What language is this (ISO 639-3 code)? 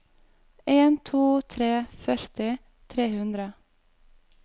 nor